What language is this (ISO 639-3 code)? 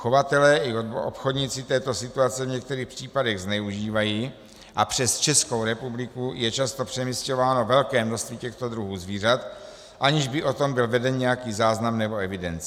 ces